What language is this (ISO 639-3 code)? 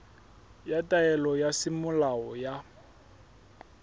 sot